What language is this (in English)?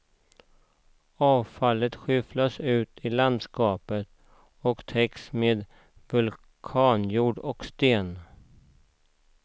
Swedish